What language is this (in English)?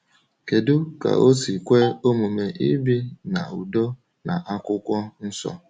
Igbo